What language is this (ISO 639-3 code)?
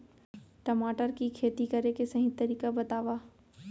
hne